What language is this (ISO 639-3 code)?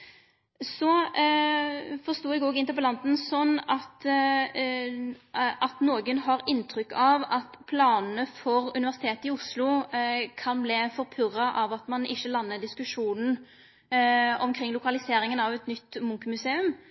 nno